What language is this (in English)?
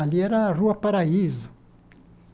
Portuguese